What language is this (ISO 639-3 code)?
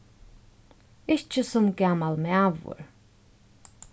fao